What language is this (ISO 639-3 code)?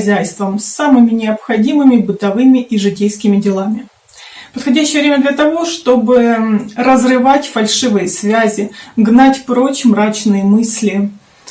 rus